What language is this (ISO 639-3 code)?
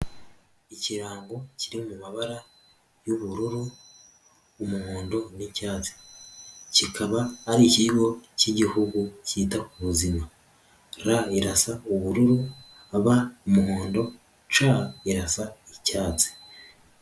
kin